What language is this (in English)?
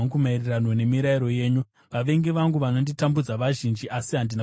Shona